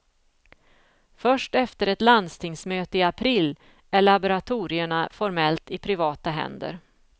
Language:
Swedish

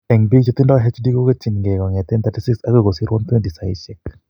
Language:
Kalenjin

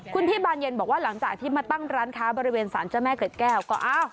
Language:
Thai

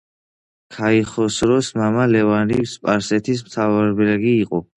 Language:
Georgian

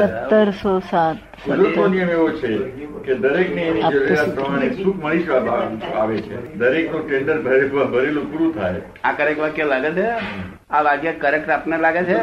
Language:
Gujarati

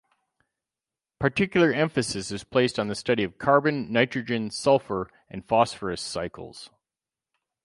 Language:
English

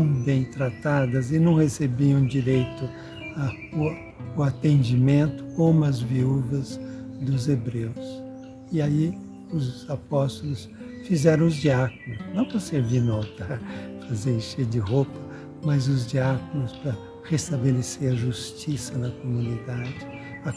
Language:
Portuguese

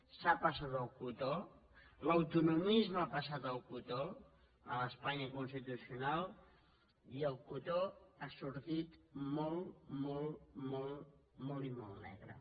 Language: Catalan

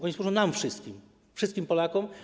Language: Polish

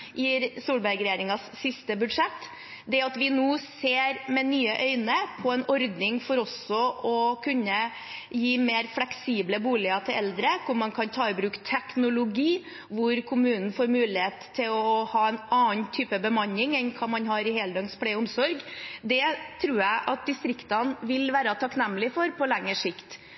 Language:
Norwegian Bokmål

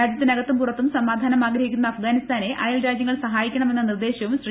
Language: Malayalam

